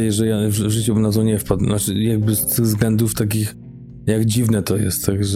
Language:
Polish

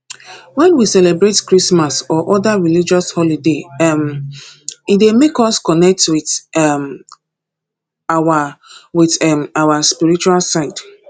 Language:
Nigerian Pidgin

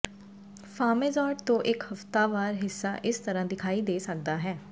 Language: Punjabi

